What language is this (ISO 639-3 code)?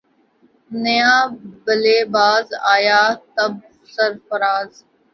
urd